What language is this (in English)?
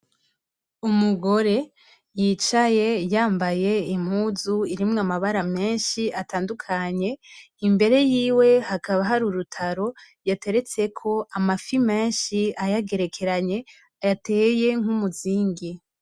Rundi